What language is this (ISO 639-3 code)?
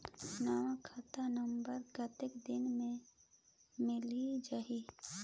hne